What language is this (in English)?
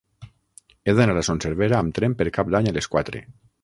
Catalan